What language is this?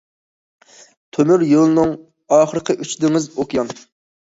Uyghur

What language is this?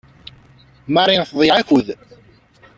Kabyle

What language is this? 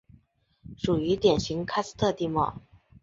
Chinese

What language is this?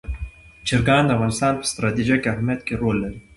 Pashto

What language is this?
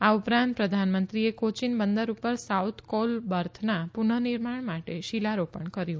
Gujarati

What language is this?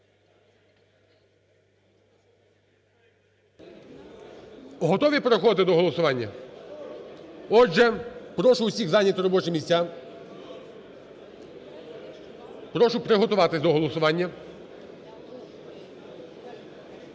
Ukrainian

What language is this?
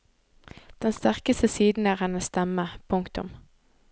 Norwegian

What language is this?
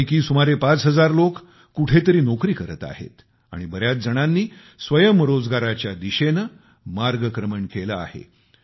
Marathi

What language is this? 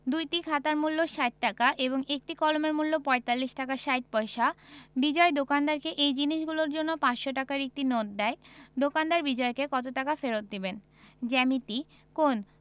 Bangla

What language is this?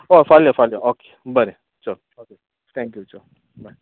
Konkani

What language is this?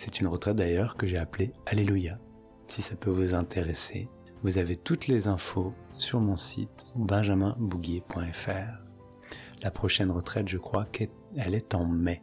French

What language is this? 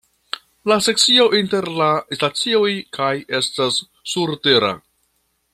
Esperanto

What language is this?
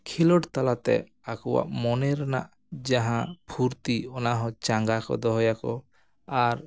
Santali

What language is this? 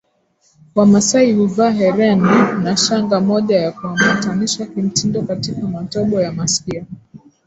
Swahili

